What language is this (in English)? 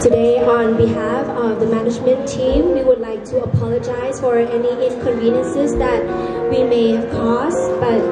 Thai